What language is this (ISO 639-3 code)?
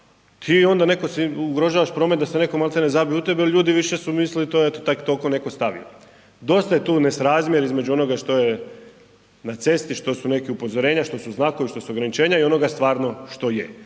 hrv